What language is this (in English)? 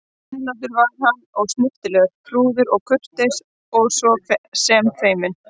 Icelandic